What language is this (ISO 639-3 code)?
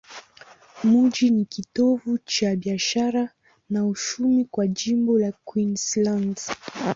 swa